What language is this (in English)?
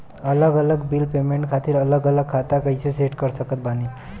Bhojpuri